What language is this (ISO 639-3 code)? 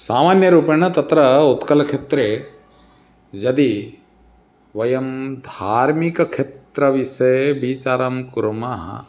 san